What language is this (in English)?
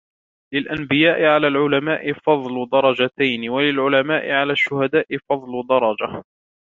Arabic